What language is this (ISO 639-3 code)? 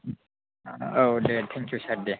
brx